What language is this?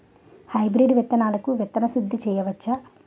Telugu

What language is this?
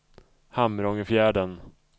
Swedish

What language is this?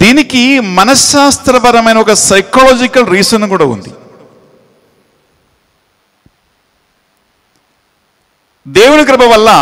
Hindi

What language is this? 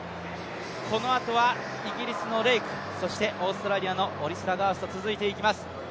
Japanese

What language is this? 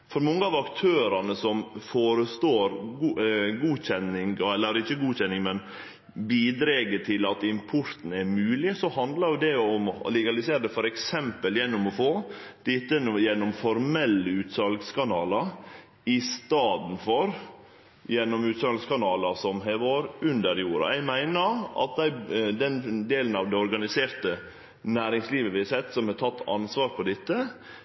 Norwegian Nynorsk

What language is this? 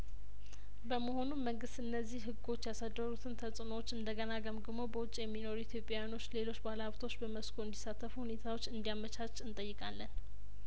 Amharic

